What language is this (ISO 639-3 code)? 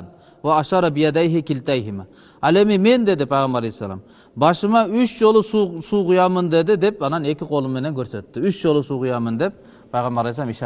tur